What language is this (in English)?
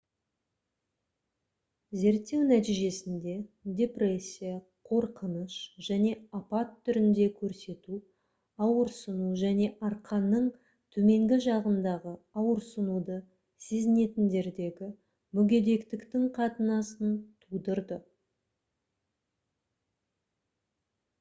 Kazakh